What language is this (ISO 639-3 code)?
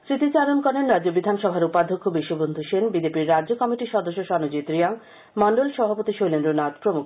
ben